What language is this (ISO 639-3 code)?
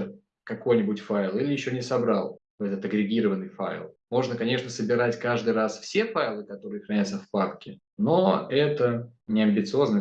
rus